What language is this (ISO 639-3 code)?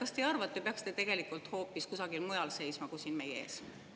est